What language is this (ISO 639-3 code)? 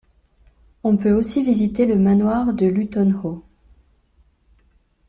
fra